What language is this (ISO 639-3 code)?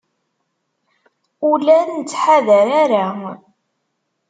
kab